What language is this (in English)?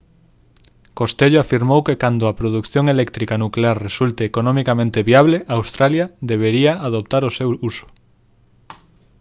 Galician